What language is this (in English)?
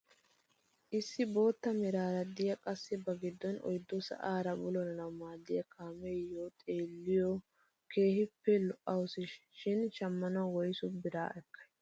Wolaytta